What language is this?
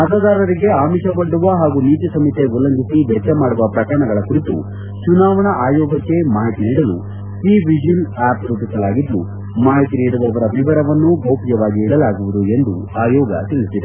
Kannada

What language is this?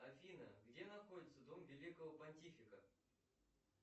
Russian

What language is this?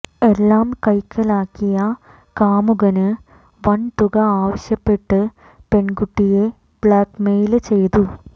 Malayalam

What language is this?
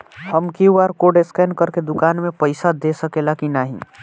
Bhojpuri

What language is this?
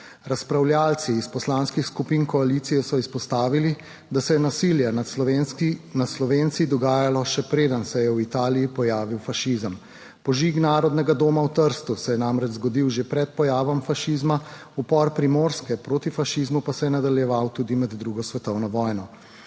Slovenian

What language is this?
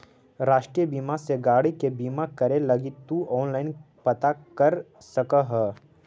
Magahi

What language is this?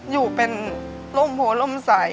Thai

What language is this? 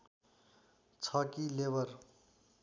Nepali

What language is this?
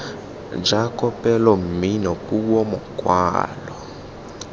Tswana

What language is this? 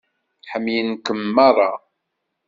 Kabyle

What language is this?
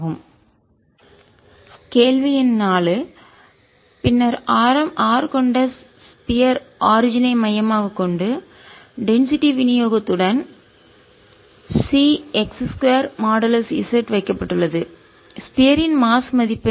Tamil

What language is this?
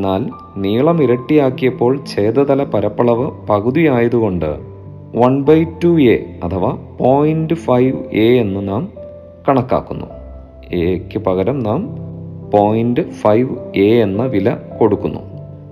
Malayalam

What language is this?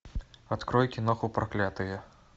Russian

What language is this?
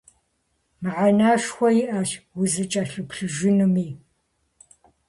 Kabardian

